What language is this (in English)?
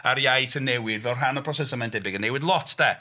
Welsh